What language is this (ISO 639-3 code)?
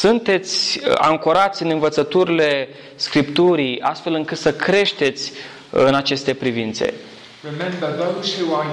ron